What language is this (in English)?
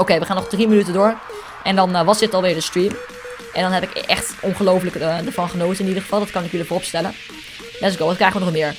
Dutch